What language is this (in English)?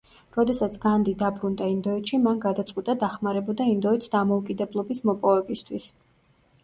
Georgian